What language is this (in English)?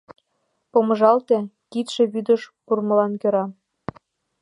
Mari